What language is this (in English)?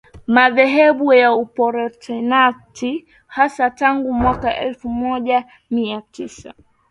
Swahili